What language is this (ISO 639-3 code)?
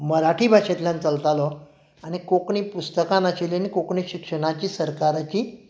kok